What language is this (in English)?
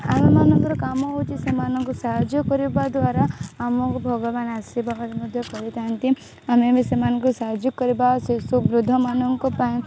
Odia